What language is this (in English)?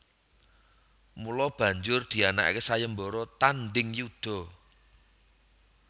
Javanese